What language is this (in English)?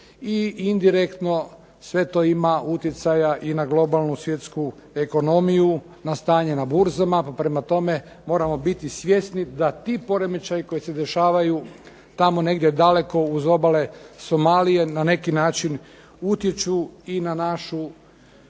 Croatian